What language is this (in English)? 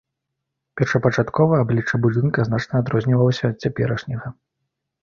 Belarusian